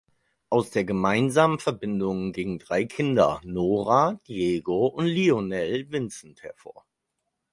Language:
German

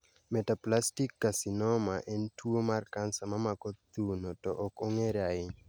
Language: Luo (Kenya and Tanzania)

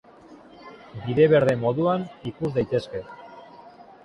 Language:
Basque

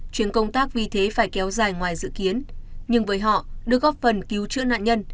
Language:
Vietnamese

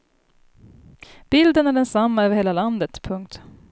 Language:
Swedish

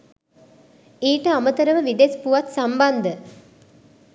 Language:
Sinhala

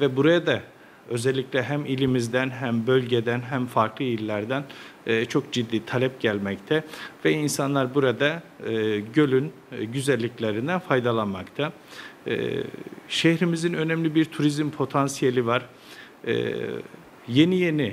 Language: Turkish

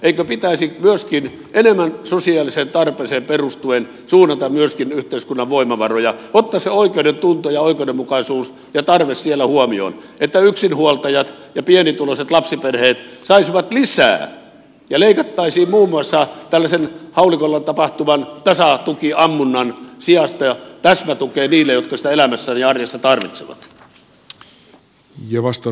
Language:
Finnish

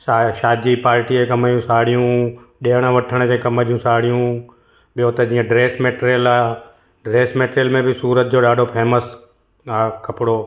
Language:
Sindhi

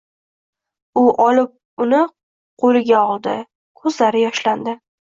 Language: Uzbek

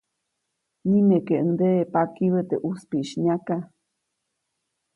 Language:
Copainalá Zoque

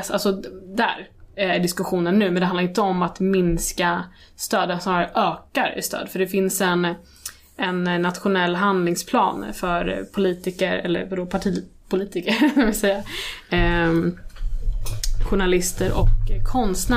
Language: Swedish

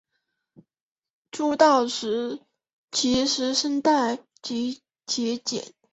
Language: Chinese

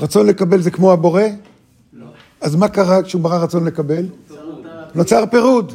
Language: Hebrew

